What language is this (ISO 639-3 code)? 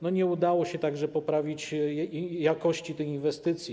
pol